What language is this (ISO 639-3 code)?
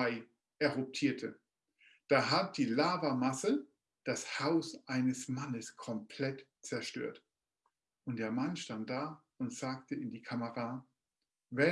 deu